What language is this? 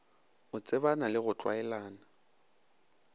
Northern Sotho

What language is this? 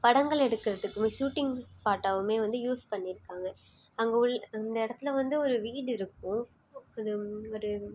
Tamil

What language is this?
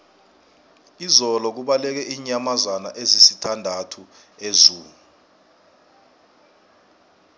South Ndebele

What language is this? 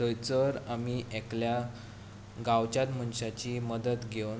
Konkani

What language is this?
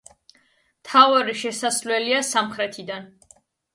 Georgian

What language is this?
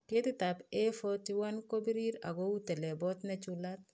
Kalenjin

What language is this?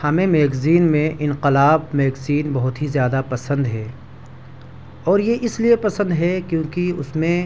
Urdu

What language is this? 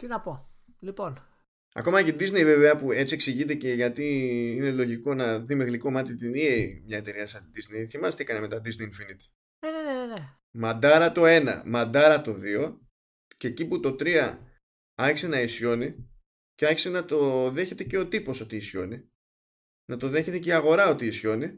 Greek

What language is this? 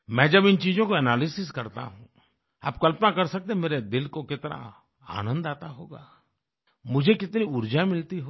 Hindi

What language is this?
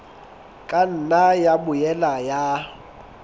Southern Sotho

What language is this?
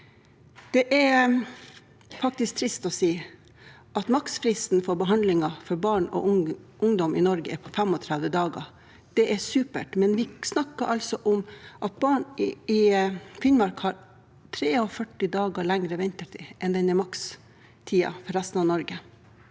Norwegian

